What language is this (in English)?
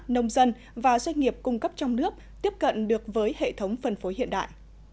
Vietnamese